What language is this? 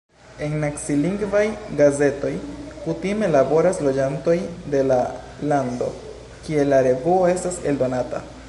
Esperanto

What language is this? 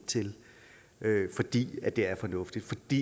Danish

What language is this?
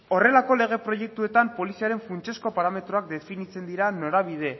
Basque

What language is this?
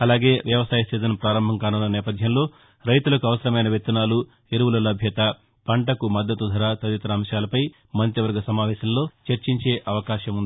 Telugu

